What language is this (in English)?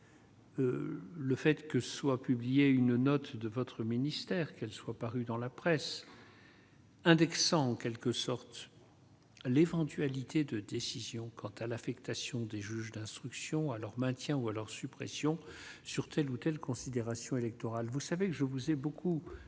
French